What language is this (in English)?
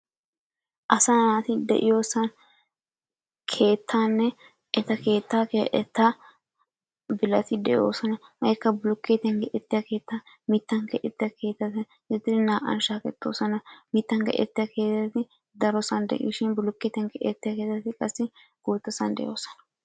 Wolaytta